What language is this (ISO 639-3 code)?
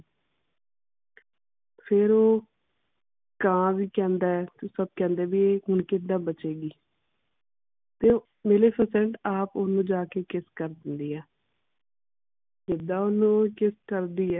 pan